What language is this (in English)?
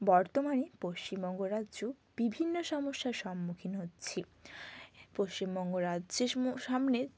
Bangla